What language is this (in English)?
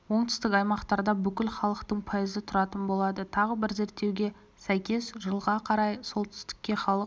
Kazakh